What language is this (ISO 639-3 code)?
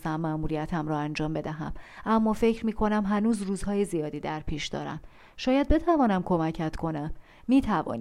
fas